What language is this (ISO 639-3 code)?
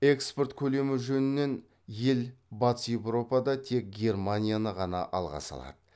kaz